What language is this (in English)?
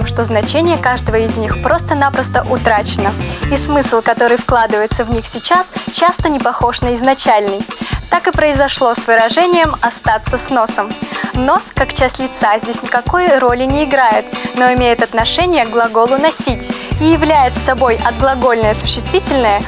Russian